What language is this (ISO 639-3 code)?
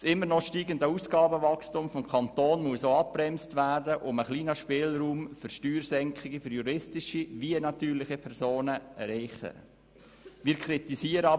gsw